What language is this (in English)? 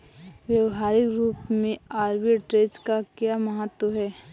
Hindi